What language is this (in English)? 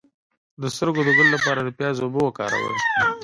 Pashto